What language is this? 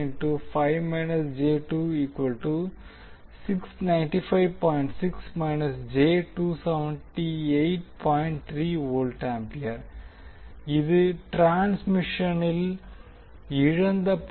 Tamil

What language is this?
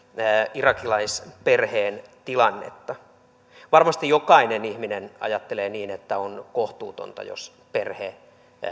Finnish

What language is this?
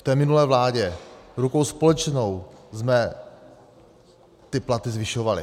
Czech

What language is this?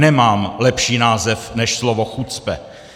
Czech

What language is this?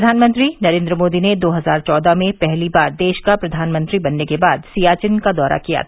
Hindi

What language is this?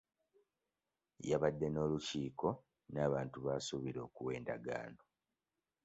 Ganda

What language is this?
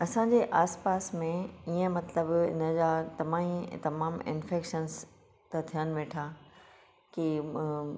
Sindhi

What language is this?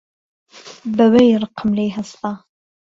Central Kurdish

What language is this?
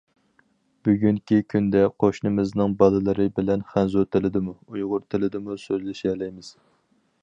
Uyghur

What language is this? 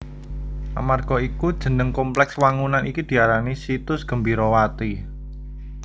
Javanese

